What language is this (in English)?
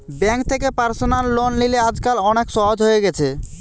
Bangla